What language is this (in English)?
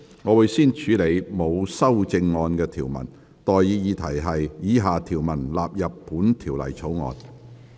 Cantonese